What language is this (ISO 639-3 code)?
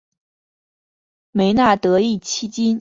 zho